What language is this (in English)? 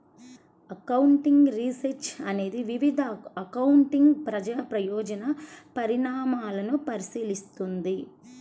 Telugu